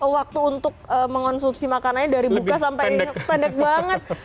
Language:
Indonesian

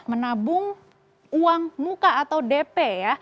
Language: Indonesian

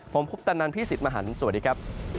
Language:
Thai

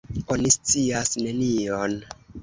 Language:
Esperanto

